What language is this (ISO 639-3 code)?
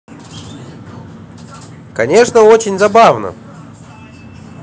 rus